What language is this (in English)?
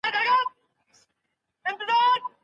Pashto